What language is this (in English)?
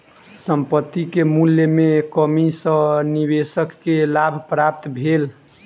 Maithili